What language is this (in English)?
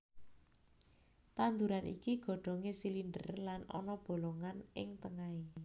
Javanese